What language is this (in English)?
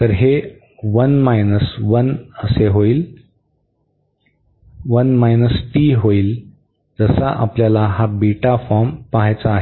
Marathi